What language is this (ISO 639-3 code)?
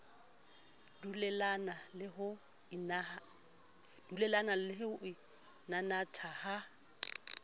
sot